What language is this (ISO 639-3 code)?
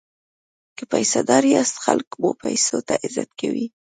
pus